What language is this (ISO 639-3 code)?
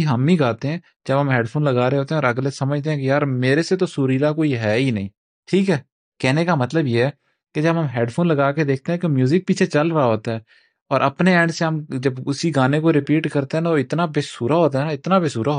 urd